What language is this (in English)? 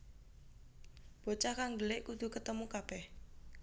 Javanese